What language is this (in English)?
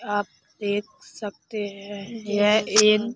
Hindi